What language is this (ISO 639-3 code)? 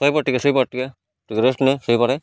ori